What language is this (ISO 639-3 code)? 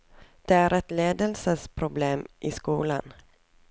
nor